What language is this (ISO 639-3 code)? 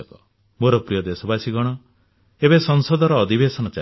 ori